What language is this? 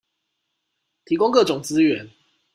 Chinese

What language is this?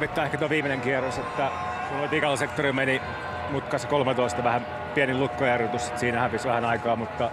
Finnish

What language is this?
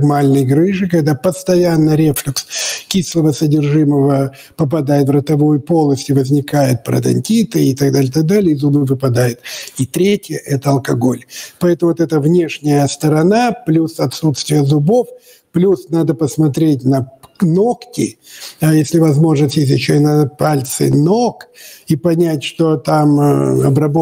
Russian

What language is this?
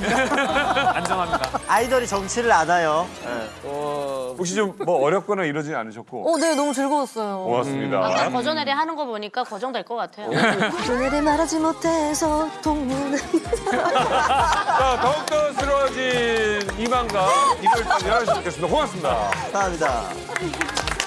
Korean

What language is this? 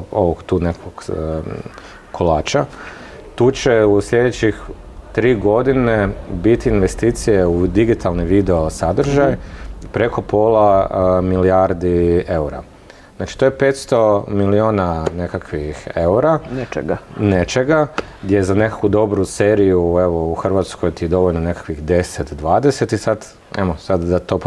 Croatian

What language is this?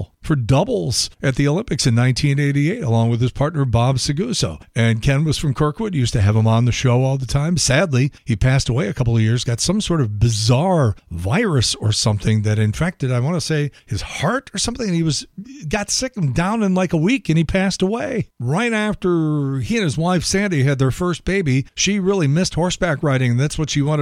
English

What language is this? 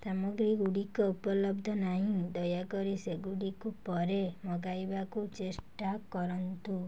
Odia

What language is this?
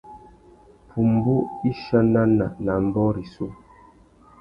Tuki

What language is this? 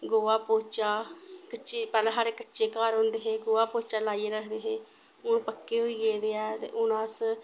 Dogri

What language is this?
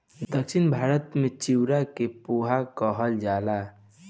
Bhojpuri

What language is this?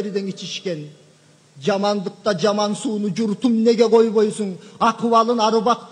Turkish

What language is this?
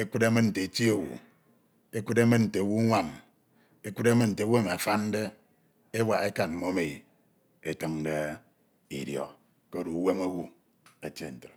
Ito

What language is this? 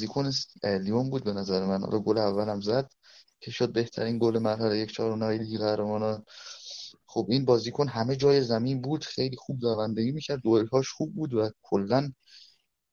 Persian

